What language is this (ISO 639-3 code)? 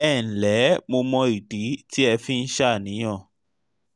yor